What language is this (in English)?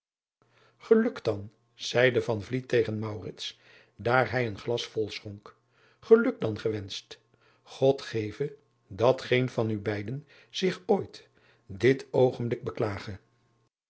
Dutch